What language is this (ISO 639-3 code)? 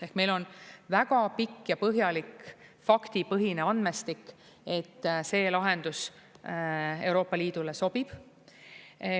est